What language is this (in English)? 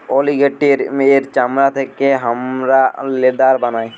Bangla